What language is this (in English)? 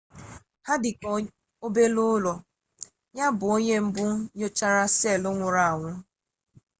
Igbo